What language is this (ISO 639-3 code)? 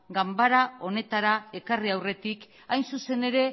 eus